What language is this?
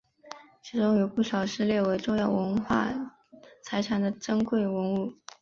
Chinese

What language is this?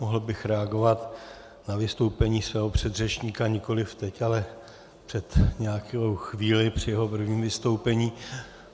Czech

